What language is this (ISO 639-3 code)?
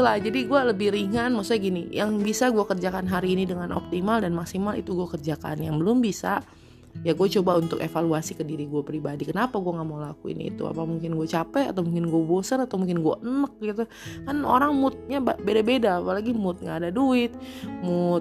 ind